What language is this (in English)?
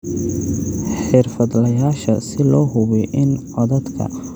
Somali